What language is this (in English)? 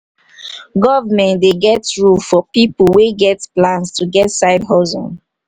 Nigerian Pidgin